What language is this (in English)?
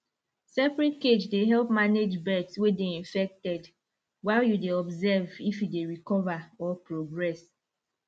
Nigerian Pidgin